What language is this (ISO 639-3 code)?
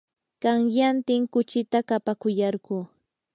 qur